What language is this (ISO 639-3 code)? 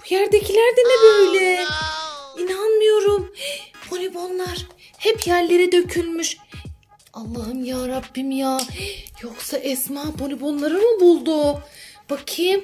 tur